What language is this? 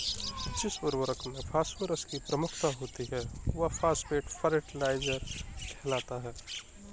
Hindi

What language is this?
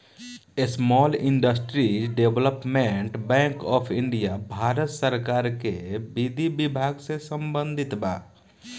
Bhojpuri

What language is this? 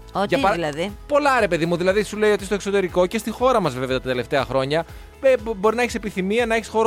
Greek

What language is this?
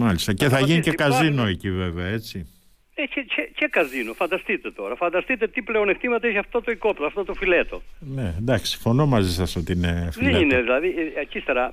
Greek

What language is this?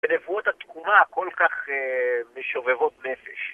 Hebrew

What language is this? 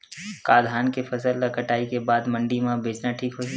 Chhattisgarhi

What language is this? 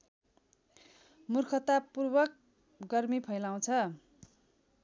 Nepali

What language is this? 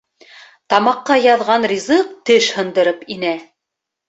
Bashkir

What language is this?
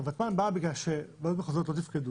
Hebrew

